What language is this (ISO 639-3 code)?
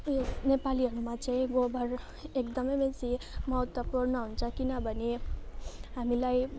nep